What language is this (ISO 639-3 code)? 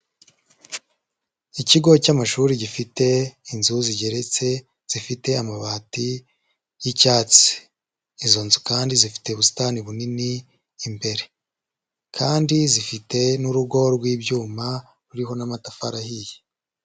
kin